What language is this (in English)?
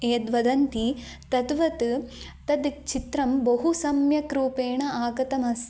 Sanskrit